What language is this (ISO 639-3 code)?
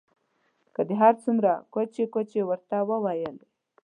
pus